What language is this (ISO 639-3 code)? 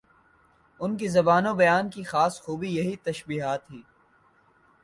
urd